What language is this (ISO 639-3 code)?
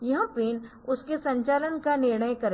hin